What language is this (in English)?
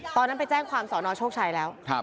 Thai